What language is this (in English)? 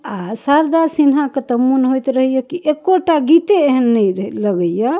Maithili